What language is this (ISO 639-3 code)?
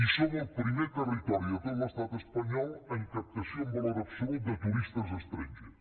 cat